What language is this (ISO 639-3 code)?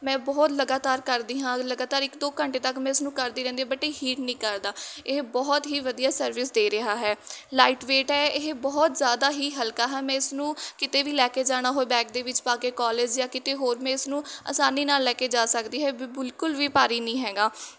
pan